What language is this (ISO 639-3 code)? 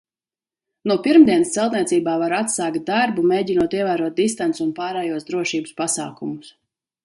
lav